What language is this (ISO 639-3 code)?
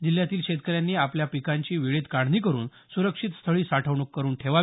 mar